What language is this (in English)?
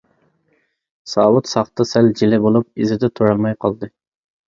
Uyghur